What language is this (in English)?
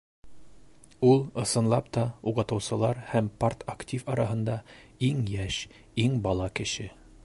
Bashkir